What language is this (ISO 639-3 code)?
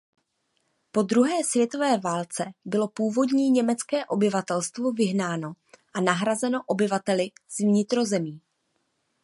ces